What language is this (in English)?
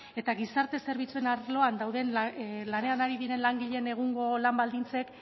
Basque